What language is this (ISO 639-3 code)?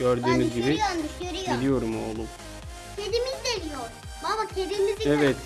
tur